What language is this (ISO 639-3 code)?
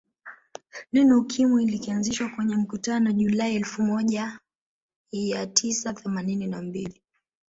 swa